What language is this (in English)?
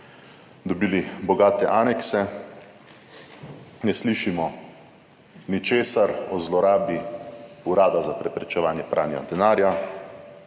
Slovenian